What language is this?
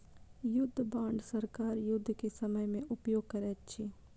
Maithili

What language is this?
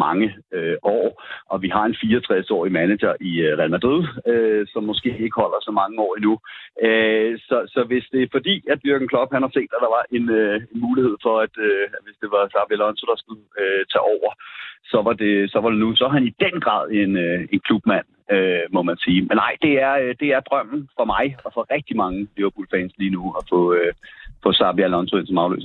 Danish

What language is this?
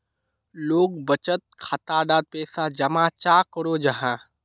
Magahi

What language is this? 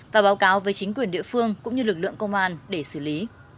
Vietnamese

